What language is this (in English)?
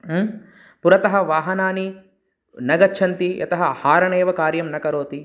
Sanskrit